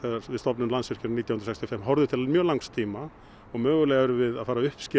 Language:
Icelandic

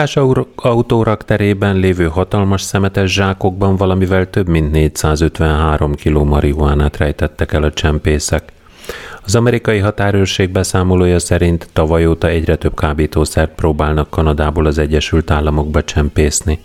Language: Hungarian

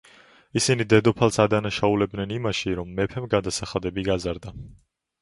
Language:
Georgian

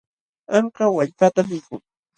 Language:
Jauja Wanca Quechua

